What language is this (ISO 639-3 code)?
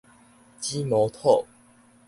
nan